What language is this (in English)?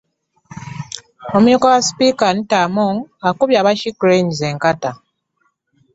Ganda